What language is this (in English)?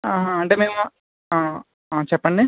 Telugu